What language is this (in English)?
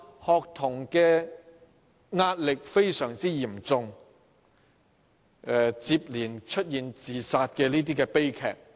Cantonese